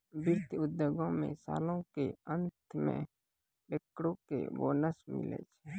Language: Maithili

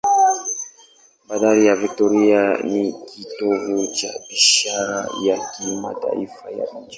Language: Swahili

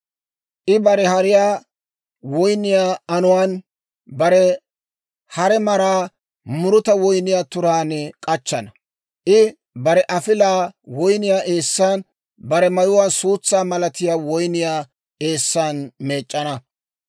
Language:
Dawro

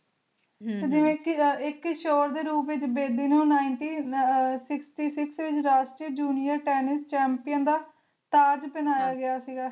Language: Punjabi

